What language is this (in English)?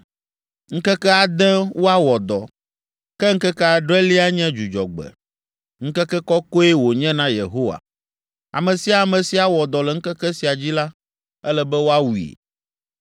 Ewe